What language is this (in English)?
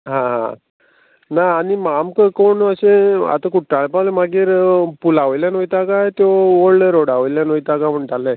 Konkani